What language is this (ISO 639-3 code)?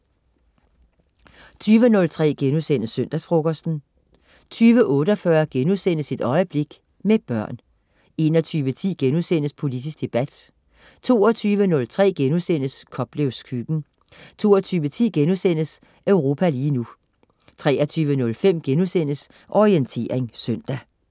dan